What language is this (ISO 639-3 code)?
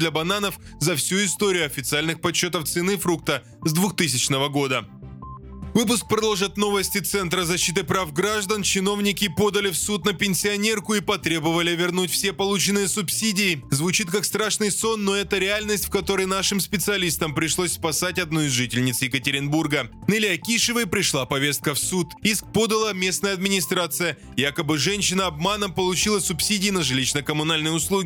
rus